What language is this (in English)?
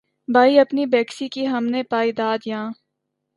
Urdu